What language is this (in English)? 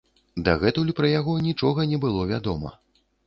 Belarusian